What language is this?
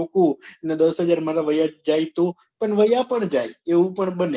Gujarati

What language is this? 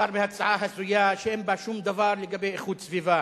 Hebrew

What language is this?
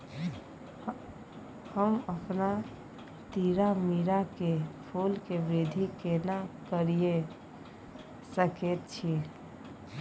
Maithili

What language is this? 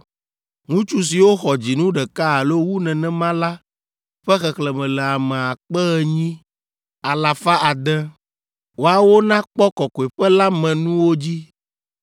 Ewe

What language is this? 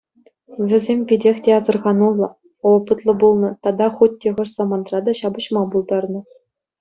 Chuvash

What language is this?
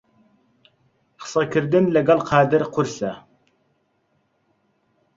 Central Kurdish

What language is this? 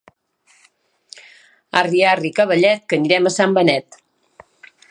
Catalan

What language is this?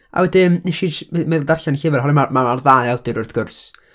Welsh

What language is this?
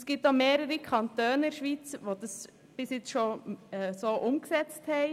Swiss German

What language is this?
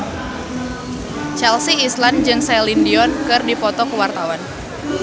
Sundanese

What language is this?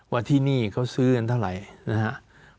Thai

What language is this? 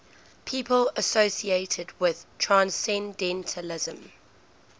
English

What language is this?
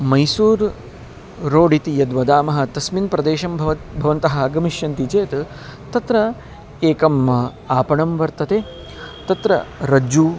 Sanskrit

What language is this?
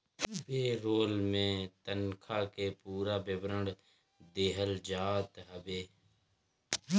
Bhojpuri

